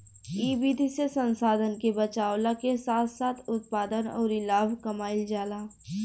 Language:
Bhojpuri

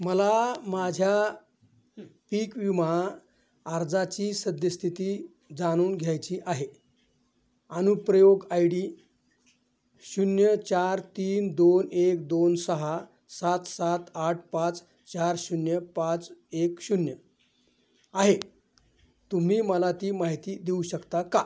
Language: Marathi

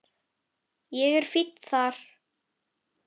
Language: Icelandic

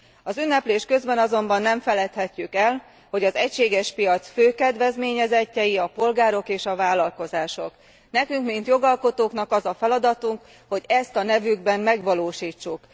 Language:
Hungarian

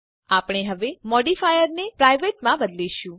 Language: Gujarati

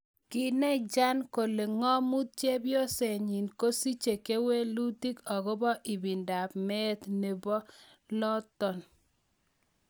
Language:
Kalenjin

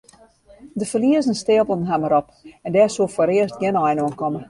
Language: Western Frisian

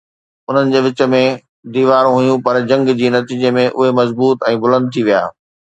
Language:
Sindhi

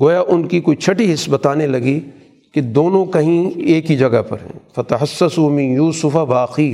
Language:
Urdu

